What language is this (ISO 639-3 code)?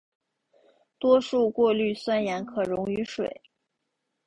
zho